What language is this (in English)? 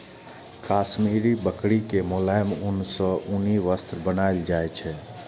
Maithili